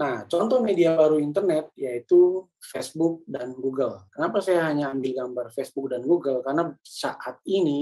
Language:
Indonesian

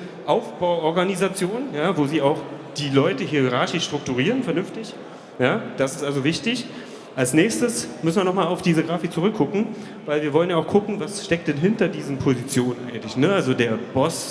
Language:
German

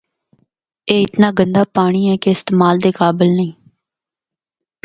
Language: Northern Hindko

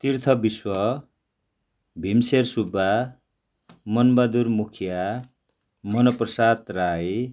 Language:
Nepali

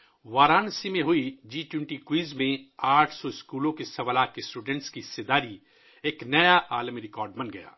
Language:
Urdu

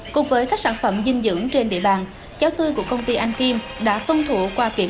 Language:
Vietnamese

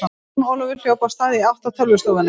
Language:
Icelandic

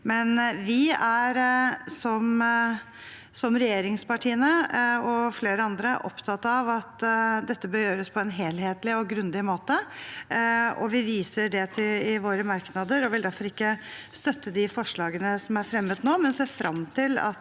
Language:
Norwegian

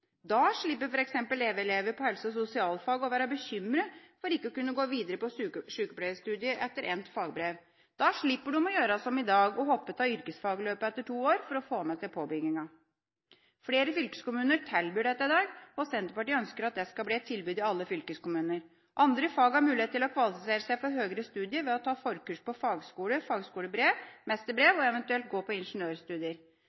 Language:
Norwegian Bokmål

